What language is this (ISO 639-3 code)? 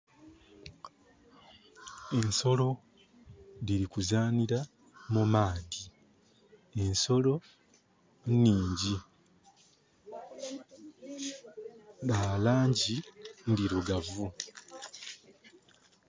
xog